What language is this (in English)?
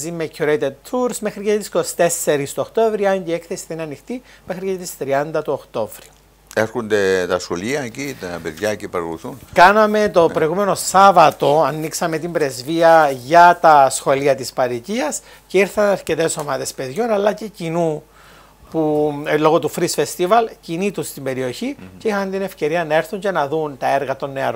Greek